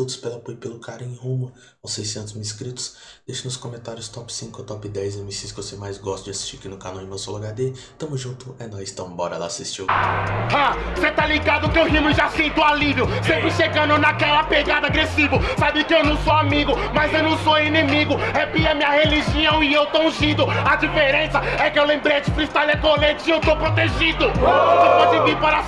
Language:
Portuguese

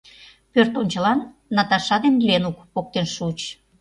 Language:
Mari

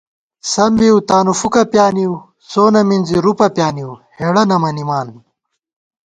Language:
Gawar-Bati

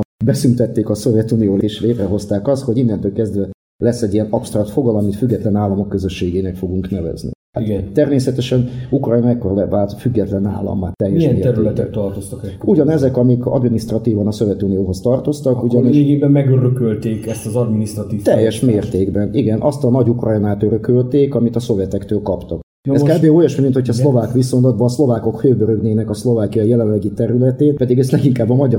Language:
Hungarian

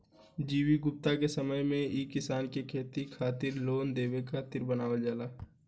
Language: Bhojpuri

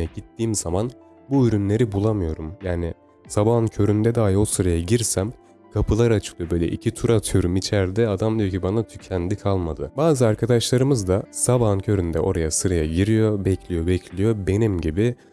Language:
Turkish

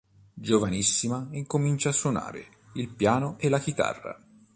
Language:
Italian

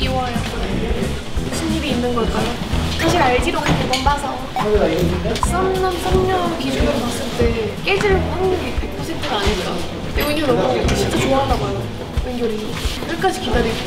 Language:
Korean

